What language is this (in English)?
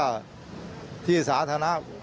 Thai